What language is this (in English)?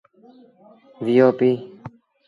Sindhi Bhil